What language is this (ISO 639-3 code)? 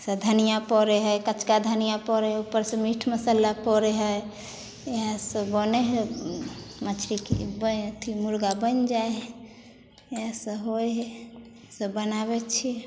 mai